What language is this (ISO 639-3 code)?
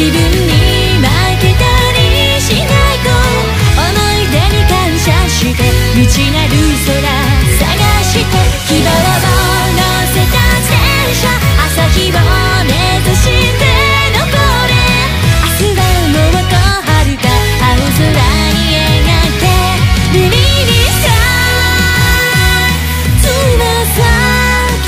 jpn